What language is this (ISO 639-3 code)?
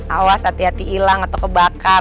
ind